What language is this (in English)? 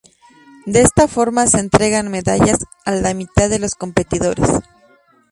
Spanish